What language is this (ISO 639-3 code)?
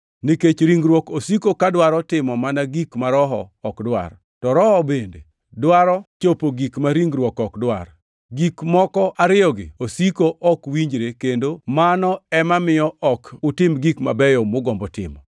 luo